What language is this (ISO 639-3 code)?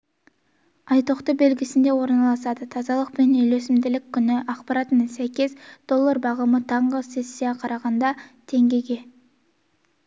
kaz